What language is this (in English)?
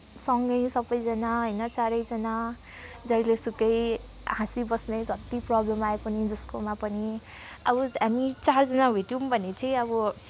Nepali